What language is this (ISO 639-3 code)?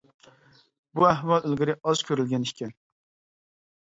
uig